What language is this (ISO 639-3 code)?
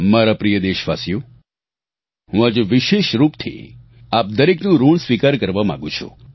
guj